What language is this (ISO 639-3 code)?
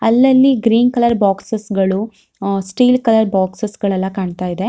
kan